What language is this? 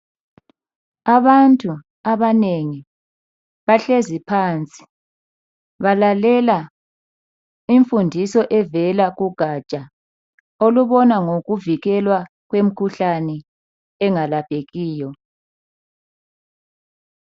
North Ndebele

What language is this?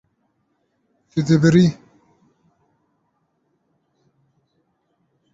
Kurdish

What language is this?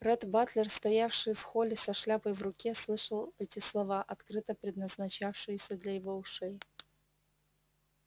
Russian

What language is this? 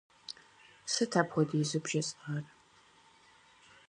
Kabardian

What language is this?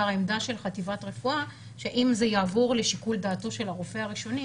Hebrew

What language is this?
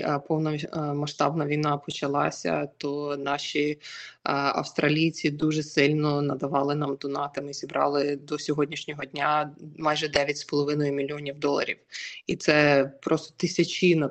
Ukrainian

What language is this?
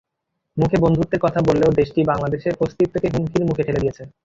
Bangla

